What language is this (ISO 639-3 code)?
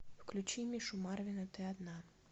rus